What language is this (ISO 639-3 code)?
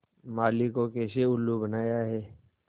hin